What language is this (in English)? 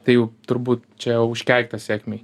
Lithuanian